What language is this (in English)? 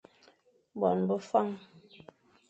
Fang